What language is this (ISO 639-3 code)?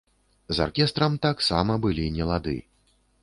bel